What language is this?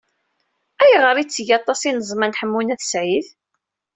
Kabyle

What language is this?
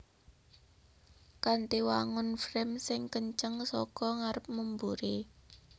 Javanese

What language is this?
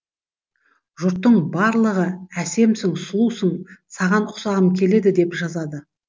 Kazakh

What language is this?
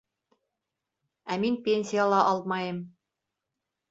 Bashkir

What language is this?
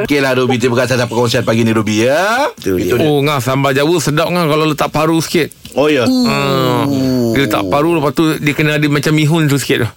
Malay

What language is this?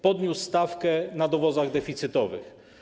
Polish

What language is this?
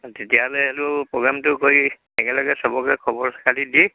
Assamese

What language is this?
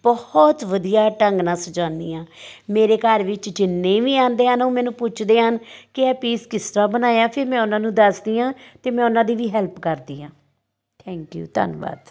Punjabi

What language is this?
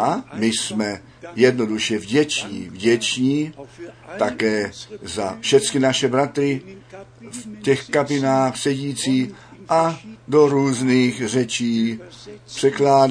Czech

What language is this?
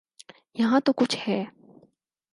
Urdu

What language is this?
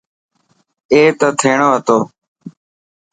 Dhatki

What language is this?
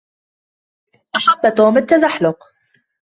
Arabic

